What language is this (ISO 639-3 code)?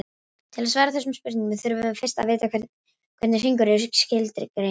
isl